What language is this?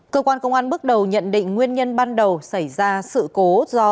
Vietnamese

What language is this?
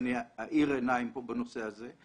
Hebrew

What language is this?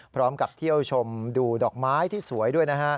Thai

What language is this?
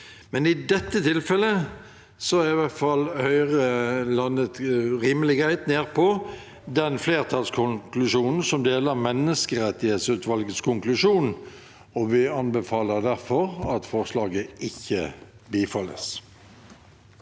Norwegian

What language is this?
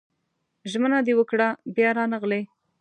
Pashto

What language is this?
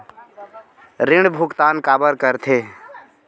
Chhattisgarhi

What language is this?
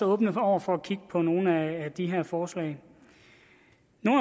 Danish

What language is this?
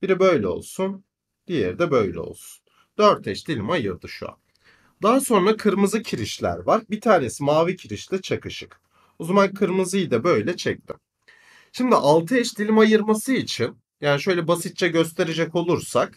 Turkish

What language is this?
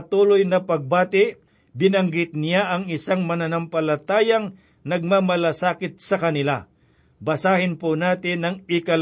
Filipino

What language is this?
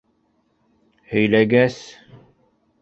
Bashkir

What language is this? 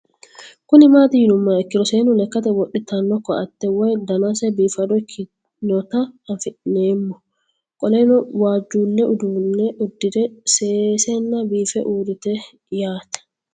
Sidamo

